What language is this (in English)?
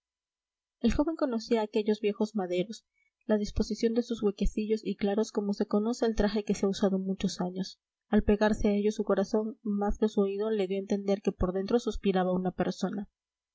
Spanish